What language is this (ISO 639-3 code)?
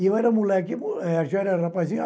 por